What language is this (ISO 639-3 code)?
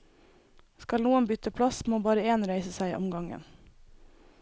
nor